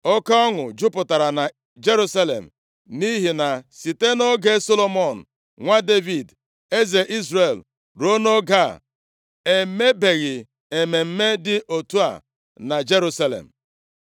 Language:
Igbo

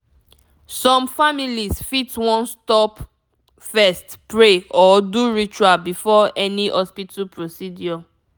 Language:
Nigerian Pidgin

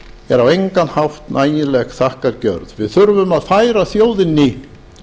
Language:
Icelandic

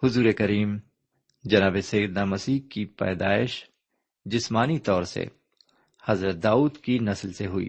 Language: Urdu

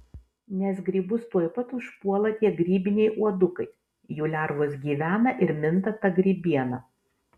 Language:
Lithuanian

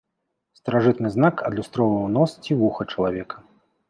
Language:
Belarusian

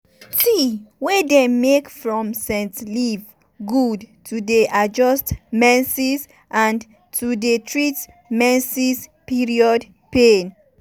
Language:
Nigerian Pidgin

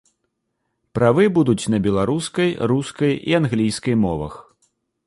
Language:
Belarusian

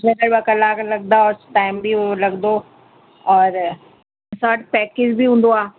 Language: Sindhi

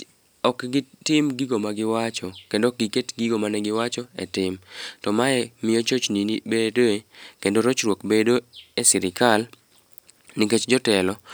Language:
Luo (Kenya and Tanzania)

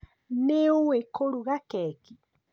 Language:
Kikuyu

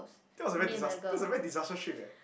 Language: English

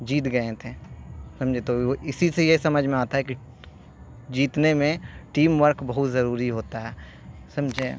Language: Urdu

